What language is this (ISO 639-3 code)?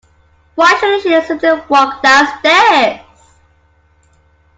eng